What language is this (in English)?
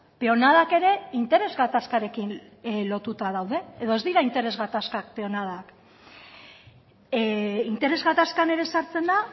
Basque